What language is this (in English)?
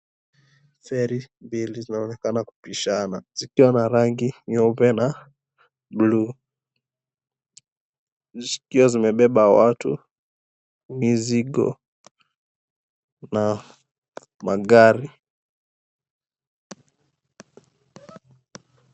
Swahili